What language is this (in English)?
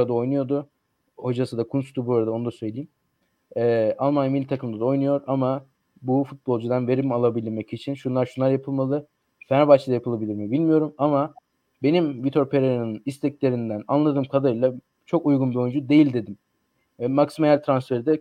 Turkish